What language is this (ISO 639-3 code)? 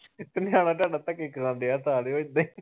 pan